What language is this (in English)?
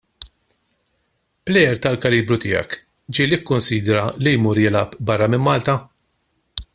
Maltese